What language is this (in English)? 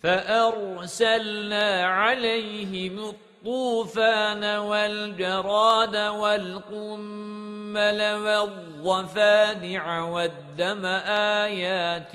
Arabic